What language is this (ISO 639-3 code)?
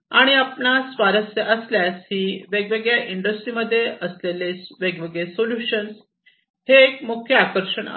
mar